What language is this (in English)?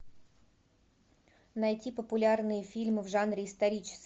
Russian